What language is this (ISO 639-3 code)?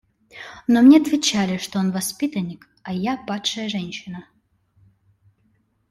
rus